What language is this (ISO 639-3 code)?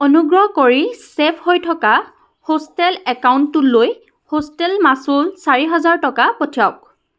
asm